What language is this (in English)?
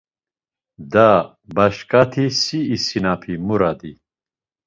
Laz